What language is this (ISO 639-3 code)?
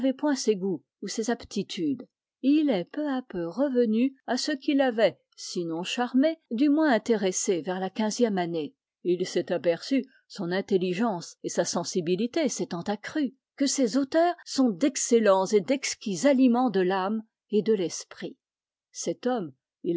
fra